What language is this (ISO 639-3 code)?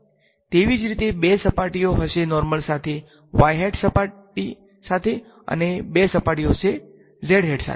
guj